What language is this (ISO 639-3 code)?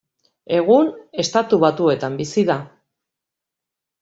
eus